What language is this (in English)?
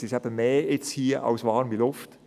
Swiss German